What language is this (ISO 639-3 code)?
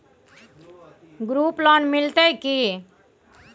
mai